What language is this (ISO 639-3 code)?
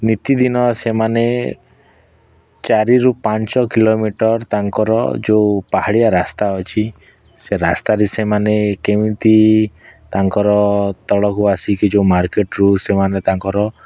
ori